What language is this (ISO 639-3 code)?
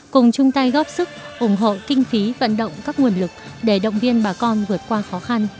vie